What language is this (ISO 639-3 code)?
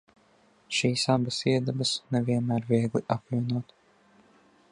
lav